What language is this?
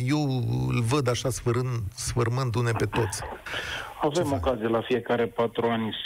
Romanian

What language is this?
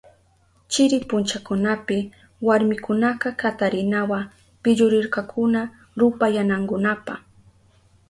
Southern Pastaza Quechua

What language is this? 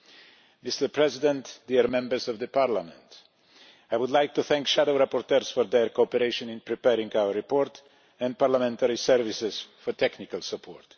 English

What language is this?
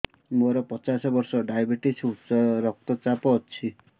Odia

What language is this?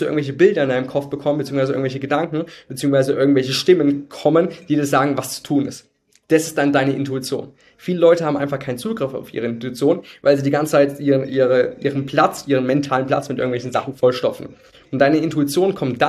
German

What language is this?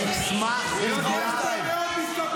Hebrew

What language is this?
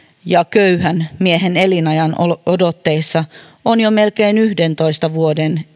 Finnish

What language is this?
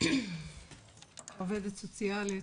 Hebrew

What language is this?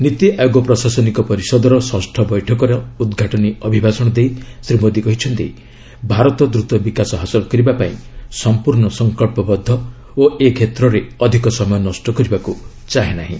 Odia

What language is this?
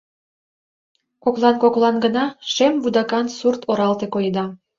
Mari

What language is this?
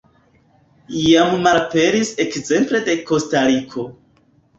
Esperanto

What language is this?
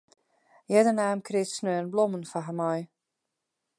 Western Frisian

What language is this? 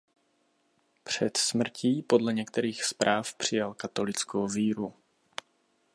Czech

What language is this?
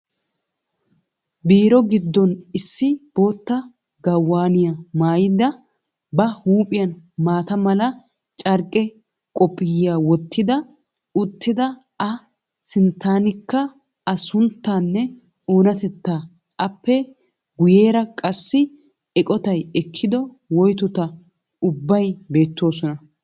Wolaytta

